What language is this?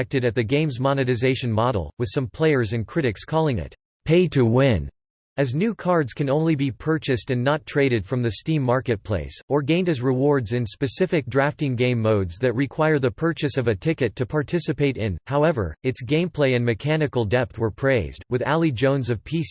English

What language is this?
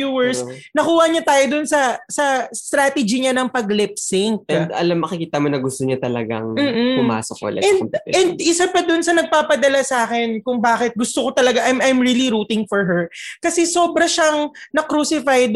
Filipino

